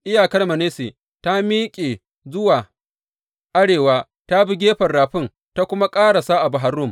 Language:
Hausa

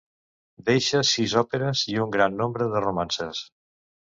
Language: Catalan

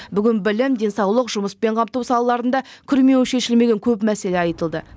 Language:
Kazakh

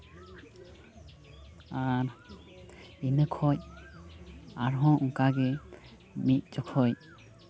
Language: Santali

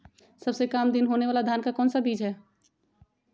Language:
Magahi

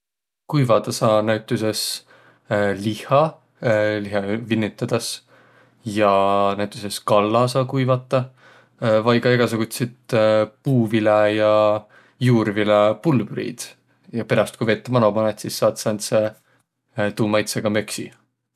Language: Võro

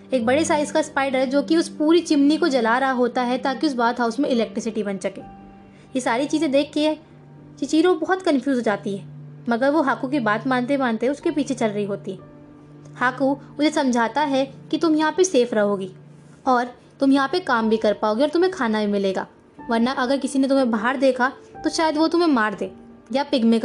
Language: Hindi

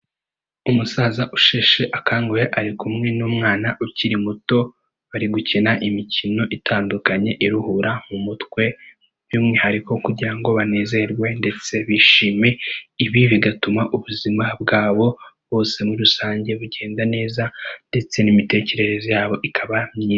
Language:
Kinyarwanda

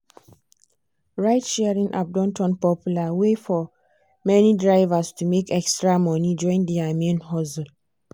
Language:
Nigerian Pidgin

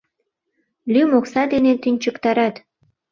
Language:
Mari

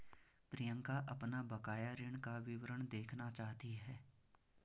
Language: Hindi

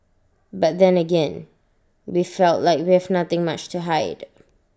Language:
English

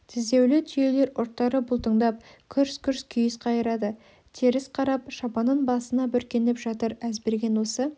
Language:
Kazakh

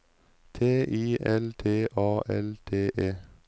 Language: Norwegian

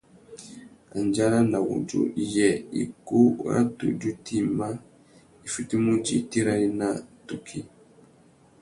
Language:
Tuki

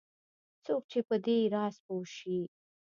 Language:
Pashto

